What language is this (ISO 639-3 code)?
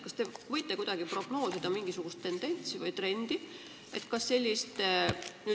est